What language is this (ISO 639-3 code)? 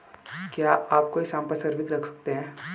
hin